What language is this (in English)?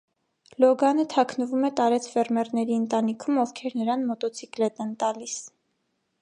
Armenian